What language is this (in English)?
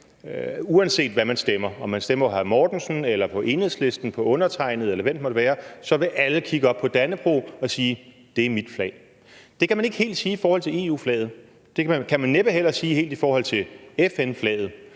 Danish